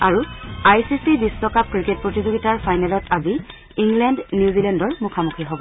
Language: Assamese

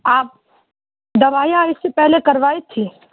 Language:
Urdu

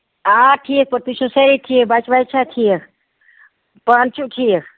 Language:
Kashmiri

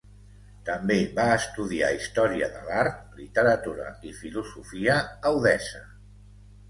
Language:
Catalan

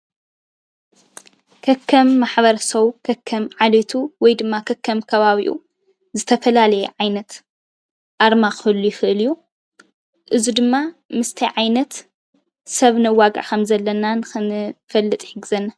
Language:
Tigrinya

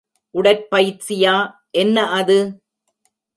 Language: Tamil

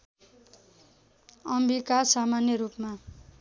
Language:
Nepali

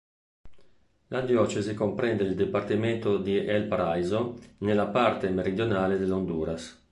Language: Italian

